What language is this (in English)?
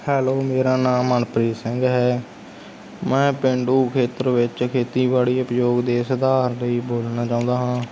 Punjabi